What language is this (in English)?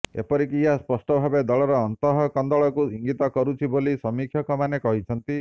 Odia